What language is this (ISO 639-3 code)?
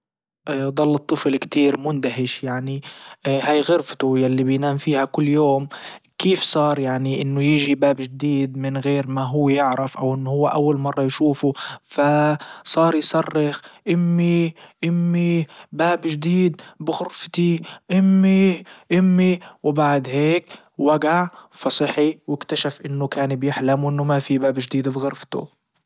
ayl